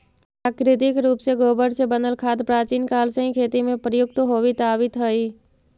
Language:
Magahi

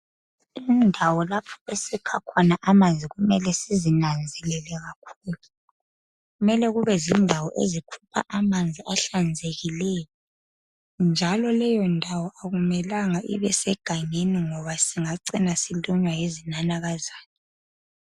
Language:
North Ndebele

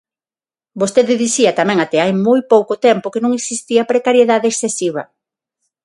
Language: Galician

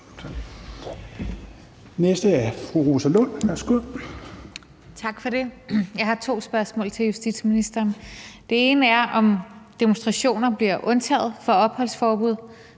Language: Danish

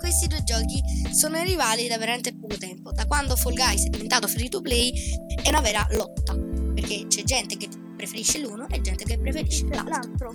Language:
Italian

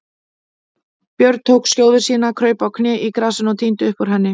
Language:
Icelandic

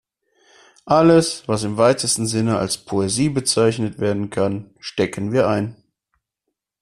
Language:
German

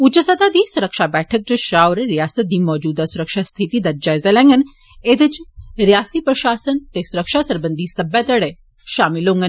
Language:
Dogri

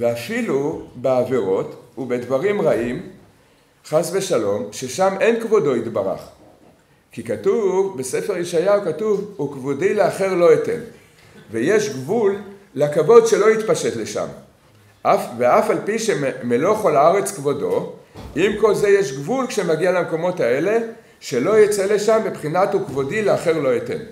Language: Hebrew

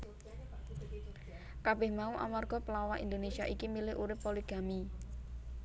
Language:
Javanese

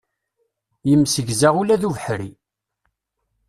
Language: Kabyle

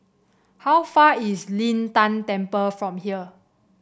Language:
English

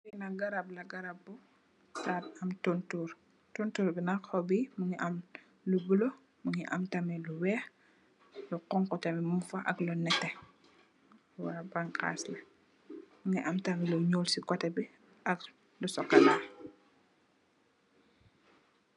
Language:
Wolof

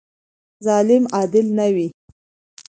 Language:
Pashto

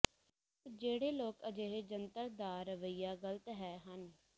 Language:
Punjabi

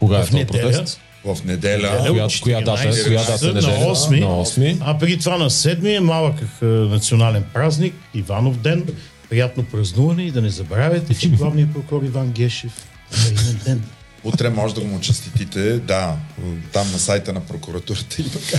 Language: Bulgarian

